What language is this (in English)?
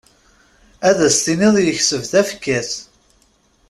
Kabyle